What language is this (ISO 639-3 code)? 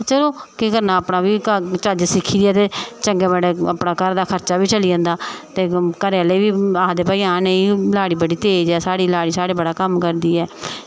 doi